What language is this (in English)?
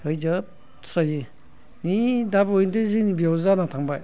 Bodo